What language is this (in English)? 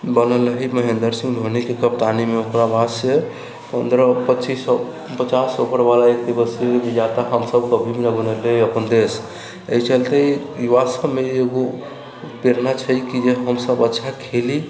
Maithili